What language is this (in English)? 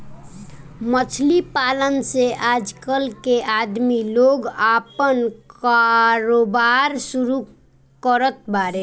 Bhojpuri